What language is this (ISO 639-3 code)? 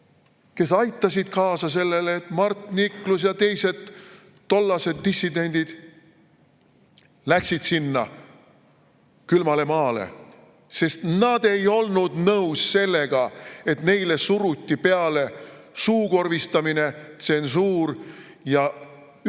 est